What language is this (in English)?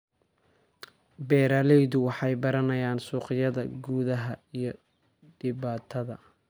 Somali